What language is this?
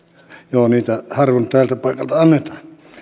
Finnish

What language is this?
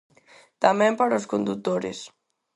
Galician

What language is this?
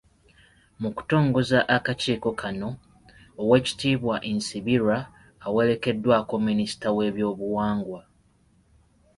Ganda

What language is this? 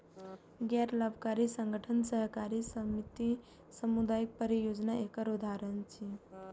Maithili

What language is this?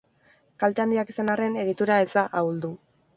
Basque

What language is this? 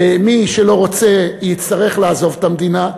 Hebrew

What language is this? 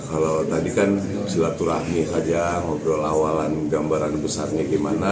Indonesian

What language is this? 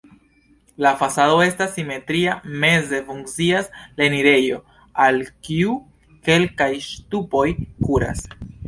Esperanto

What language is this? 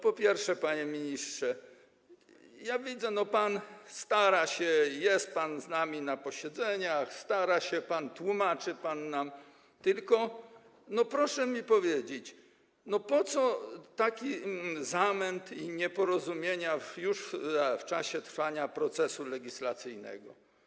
Polish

